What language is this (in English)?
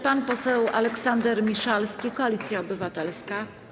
Polish